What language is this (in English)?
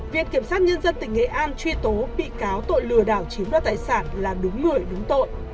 Vietnamese